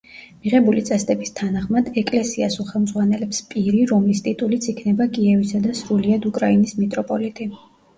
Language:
Georgian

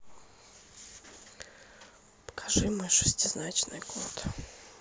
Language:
Russian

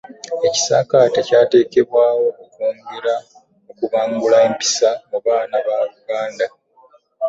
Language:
Ganda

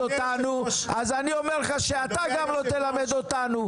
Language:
Hebrew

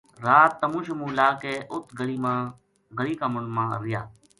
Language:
Gujari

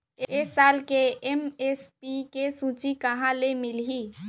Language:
Chhattisgarhi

